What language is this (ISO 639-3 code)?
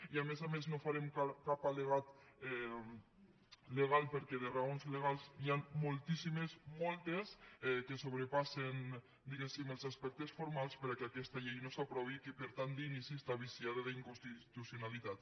cat